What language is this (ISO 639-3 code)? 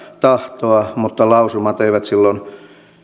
fin